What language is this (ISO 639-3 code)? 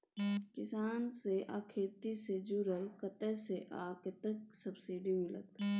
mai